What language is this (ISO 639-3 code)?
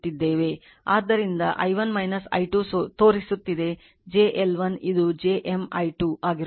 kan